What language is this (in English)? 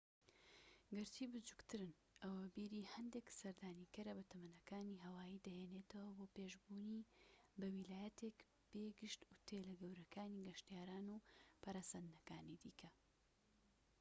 Central Kurdish